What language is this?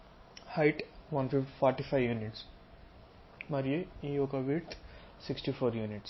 Telugu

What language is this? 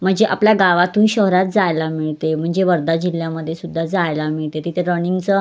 Marathi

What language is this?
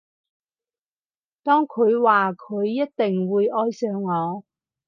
Cantonese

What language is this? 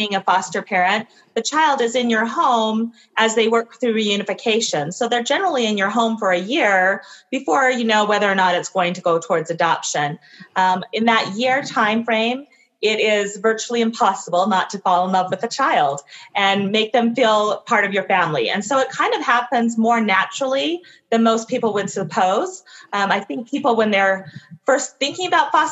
English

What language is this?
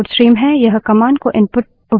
Hindi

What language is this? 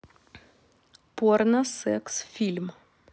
Russian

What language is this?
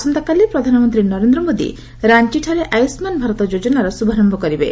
Odia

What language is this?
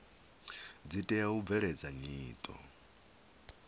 Venda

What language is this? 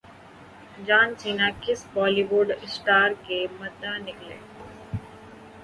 Urdu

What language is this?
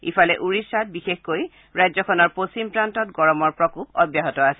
Assamese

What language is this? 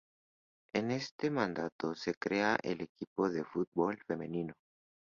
Spanish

